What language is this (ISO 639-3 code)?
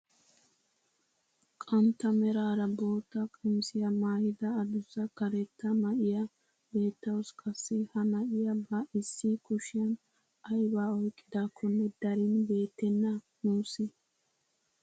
wal